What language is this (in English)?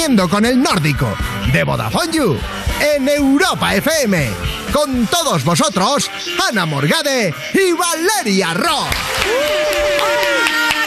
Spanish